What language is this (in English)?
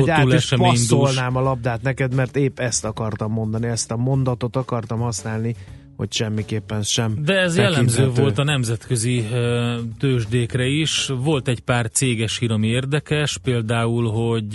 Hungarian